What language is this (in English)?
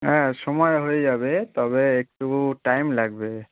Bangla